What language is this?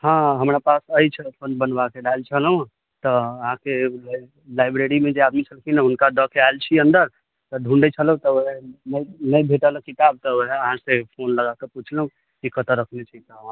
Maithili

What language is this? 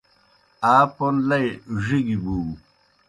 Kohistani Shina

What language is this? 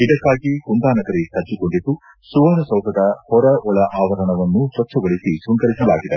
Kannada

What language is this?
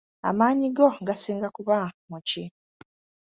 Ganda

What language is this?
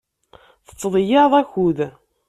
Kabyle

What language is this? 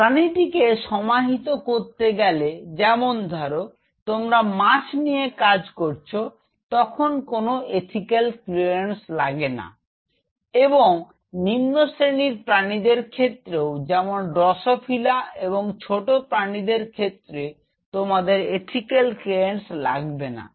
Bangla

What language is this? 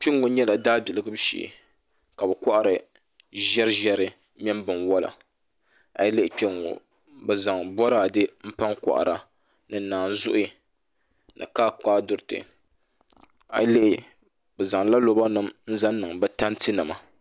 Dagbani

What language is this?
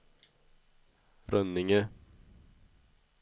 Swedish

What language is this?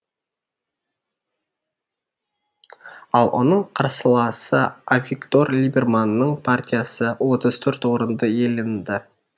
Kazakh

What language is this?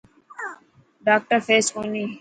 Dhatki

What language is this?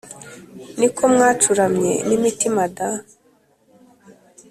Kinyarwanda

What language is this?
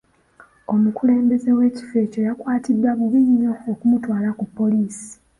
Ganda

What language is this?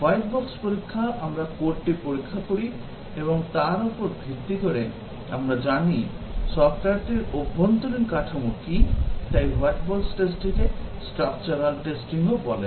Bangla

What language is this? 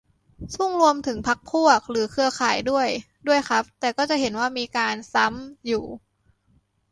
Thai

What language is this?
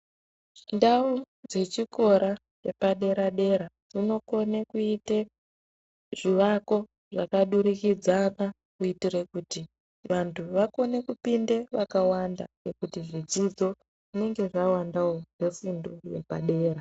Ndau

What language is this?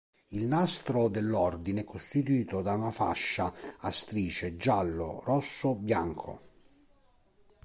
Italian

